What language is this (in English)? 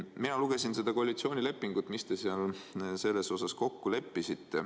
Estonian